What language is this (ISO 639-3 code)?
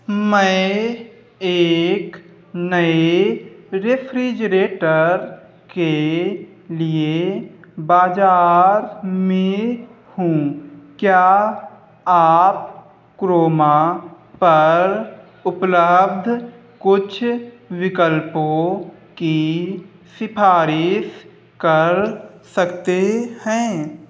hin